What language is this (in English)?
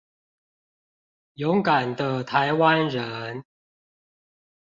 Chinese